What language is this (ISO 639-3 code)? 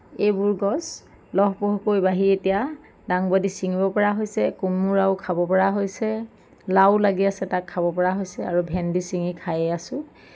asm